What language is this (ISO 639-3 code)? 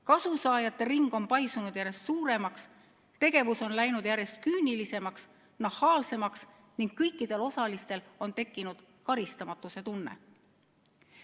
est